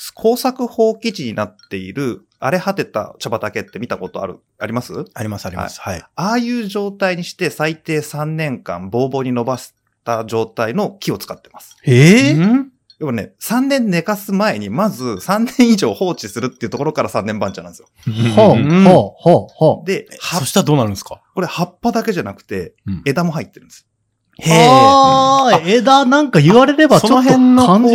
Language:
Japanese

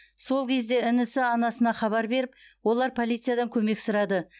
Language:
Kazakh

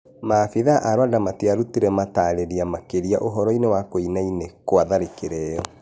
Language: Kikuyu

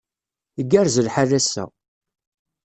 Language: Kabyle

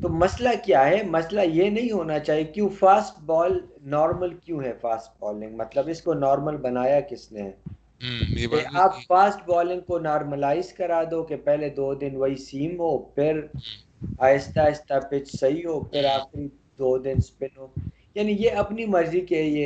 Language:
Urdu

